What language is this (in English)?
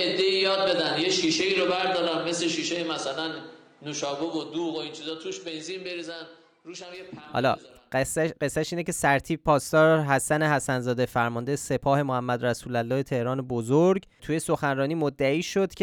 Persian